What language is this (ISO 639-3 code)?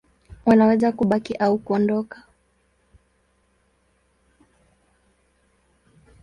swa